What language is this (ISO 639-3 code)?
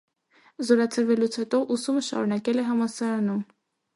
hye